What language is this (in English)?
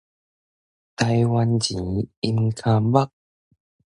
Min Nan Chinese